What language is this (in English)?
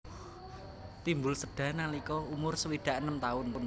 Javanese